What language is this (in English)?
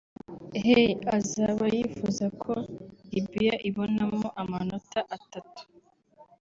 Kinyarwanda